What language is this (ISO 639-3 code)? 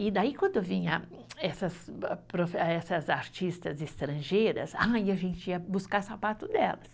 por